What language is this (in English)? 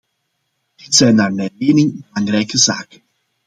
Dutch